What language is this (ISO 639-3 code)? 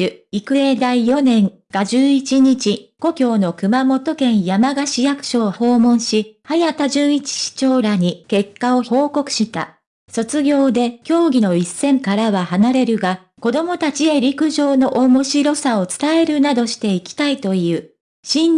jpn